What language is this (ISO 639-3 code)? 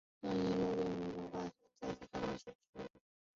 zho